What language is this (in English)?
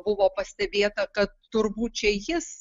Lithuanian